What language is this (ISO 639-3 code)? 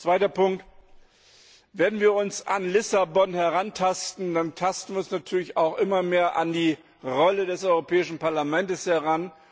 deu